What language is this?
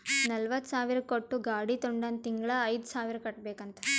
Kannada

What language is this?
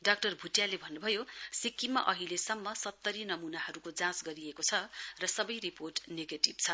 Nepali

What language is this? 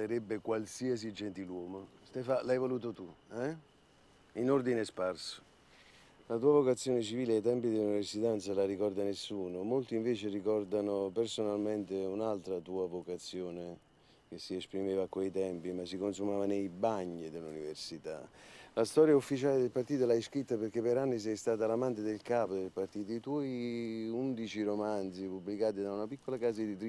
Italian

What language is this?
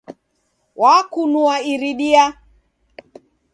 Taita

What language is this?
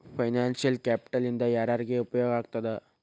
Kannada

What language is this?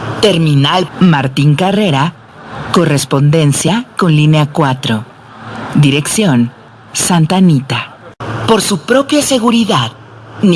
Spanish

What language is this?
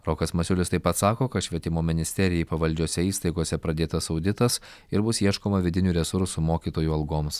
Lithuanian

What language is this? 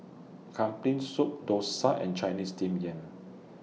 English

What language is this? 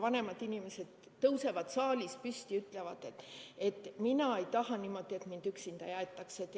Estonian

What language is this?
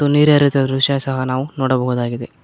Kannada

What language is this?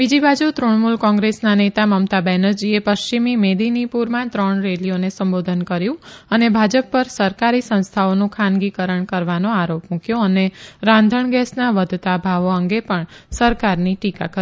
Gujarati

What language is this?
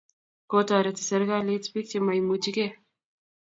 Kalenjin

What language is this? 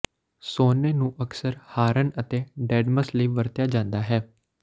Punjabi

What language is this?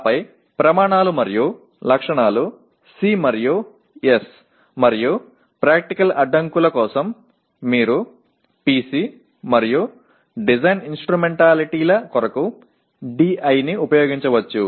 Telugu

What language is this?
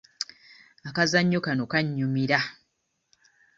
Ganda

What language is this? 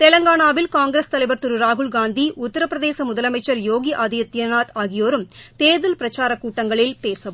Tamil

